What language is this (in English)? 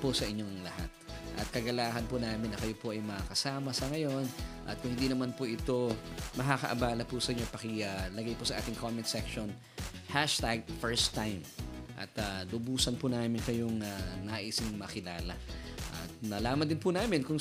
Filipino